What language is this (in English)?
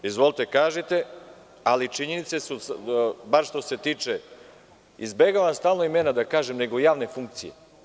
Serbian